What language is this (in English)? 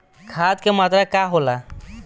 Bhojpuri